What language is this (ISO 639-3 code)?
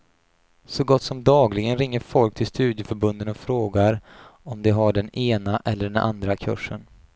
swe